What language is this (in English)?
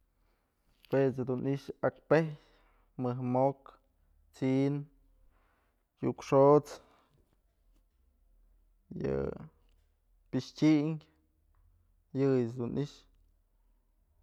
Mazatlán Mixe